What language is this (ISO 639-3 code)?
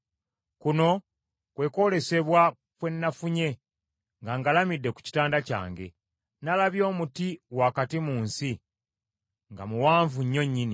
lug